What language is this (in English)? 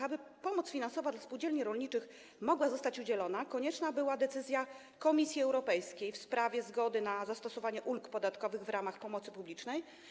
Polish